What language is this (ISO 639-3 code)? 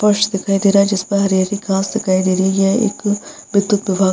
hin